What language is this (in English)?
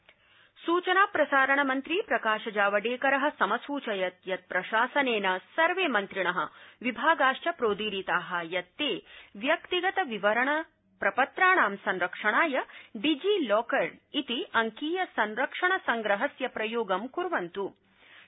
Sanskrit